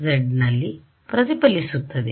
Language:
Kannada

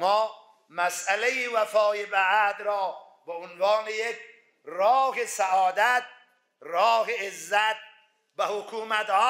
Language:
Persian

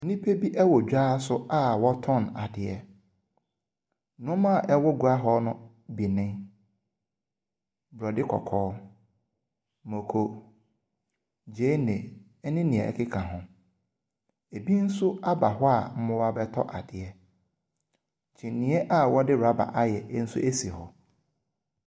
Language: Akan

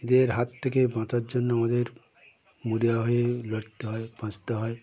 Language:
Bangla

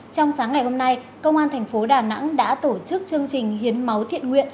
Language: Vietnamese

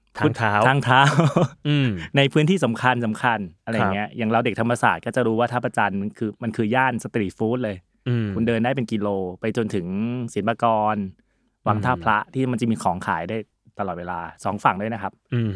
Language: Thai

